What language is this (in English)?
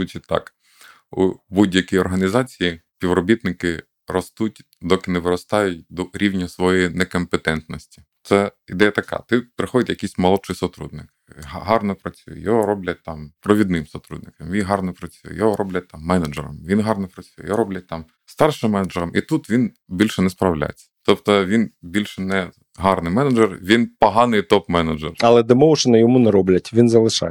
Ukrainian